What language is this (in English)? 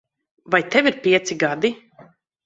Latvian